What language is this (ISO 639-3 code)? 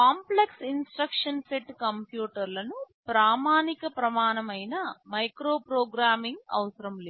tel